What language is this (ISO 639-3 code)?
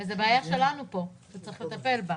heb